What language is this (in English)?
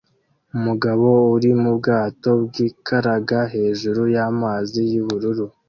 Kinyarwanda